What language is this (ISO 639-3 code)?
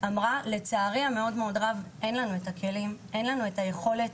heb